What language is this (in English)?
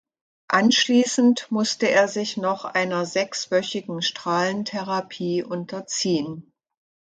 German